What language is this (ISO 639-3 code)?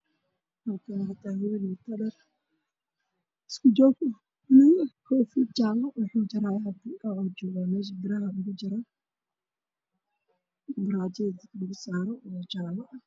som